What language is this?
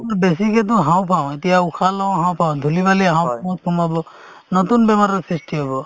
Assamese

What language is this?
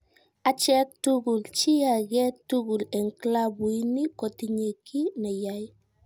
Kalenjin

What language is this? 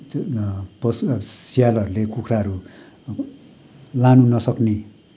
Nepali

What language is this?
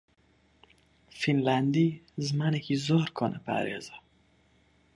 Central Kurdish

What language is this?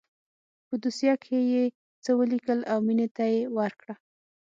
Pashto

